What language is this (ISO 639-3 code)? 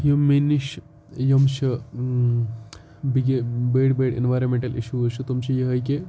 kas